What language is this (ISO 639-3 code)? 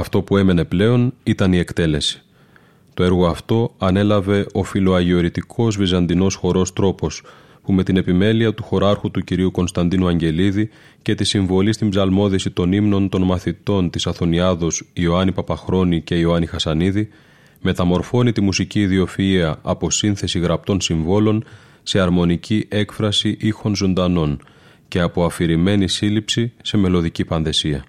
ell